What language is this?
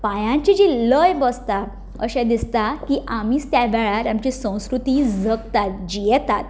Konkani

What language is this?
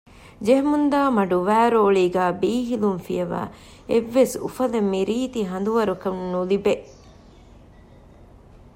Divehi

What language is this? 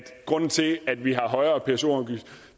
Danish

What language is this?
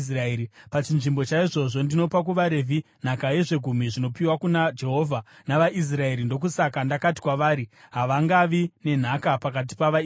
Shona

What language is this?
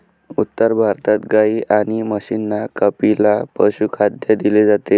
Marathi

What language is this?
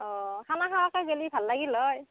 Assamese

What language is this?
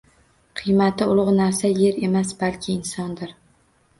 Uzbek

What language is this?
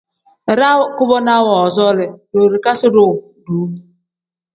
Tem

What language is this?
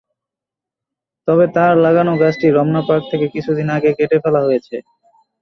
Bangla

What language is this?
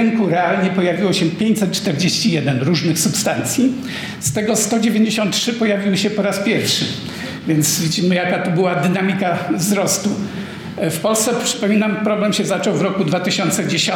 Polish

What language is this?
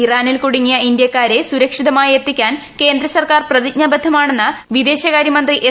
Malayalam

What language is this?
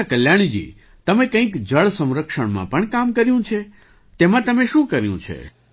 Gujarati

